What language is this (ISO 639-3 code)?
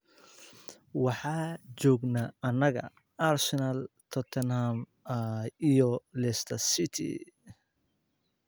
som